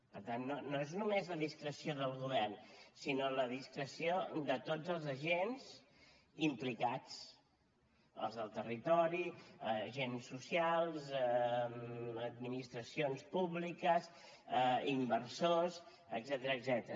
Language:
Catalan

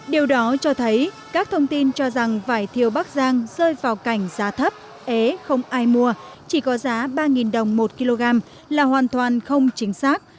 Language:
Vietnamese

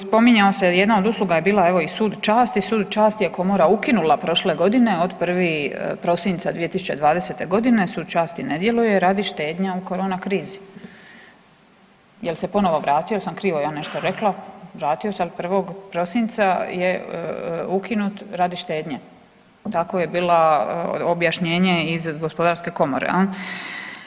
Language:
Croatian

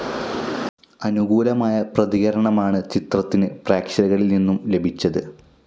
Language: Malayalam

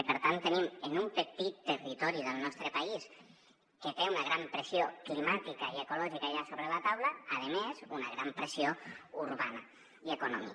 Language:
Catalan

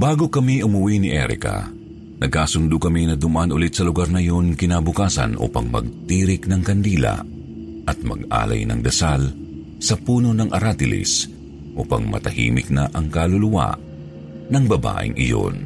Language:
Filipino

